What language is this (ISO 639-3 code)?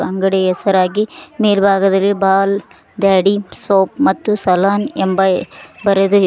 kan